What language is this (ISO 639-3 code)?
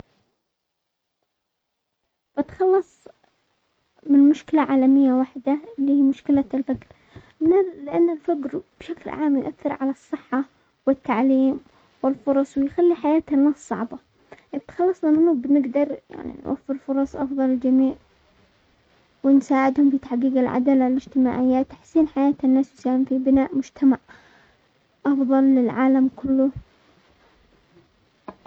acx